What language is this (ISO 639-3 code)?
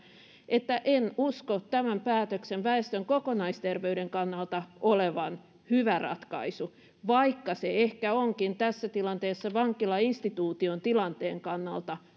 fin